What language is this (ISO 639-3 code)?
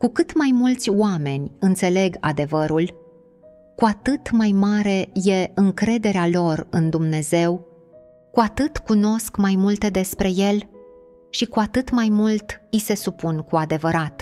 ron